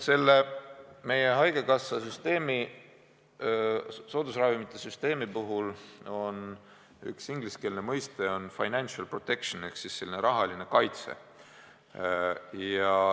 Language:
Estonian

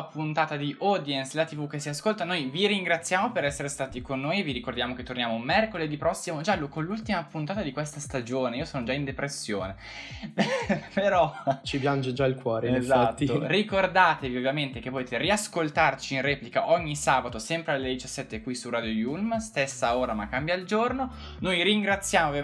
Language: Italian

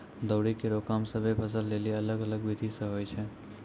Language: Maithili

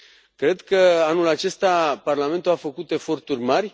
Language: Romanian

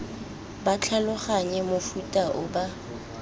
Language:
Tswana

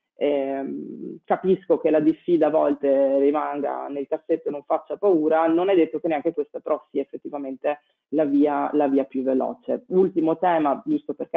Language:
Italian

